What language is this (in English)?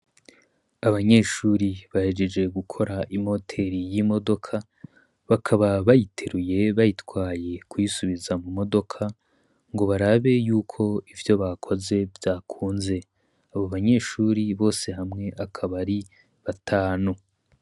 Rundi